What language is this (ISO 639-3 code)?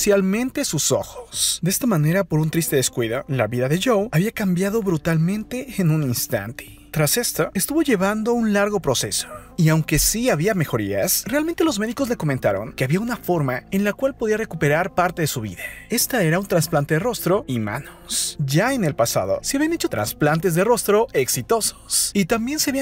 spa